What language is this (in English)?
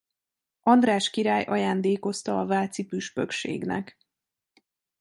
Hungarian